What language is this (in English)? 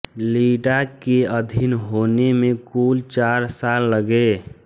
Hindi